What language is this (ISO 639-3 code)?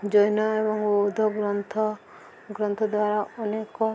ori